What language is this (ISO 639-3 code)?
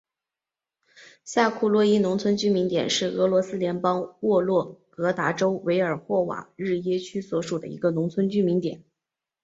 zho